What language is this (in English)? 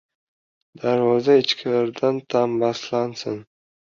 Uzbek